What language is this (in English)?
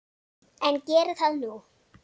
Icelandic